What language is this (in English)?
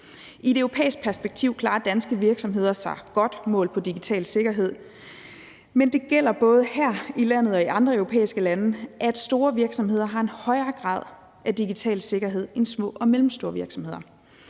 Danish